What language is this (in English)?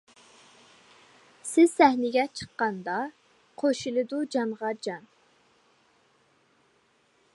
Uyghur